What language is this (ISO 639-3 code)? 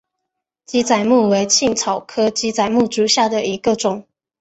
zho